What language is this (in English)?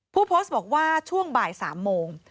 Thai